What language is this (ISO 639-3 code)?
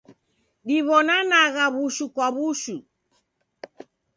dav